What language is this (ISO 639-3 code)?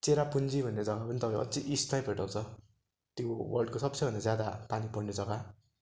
nep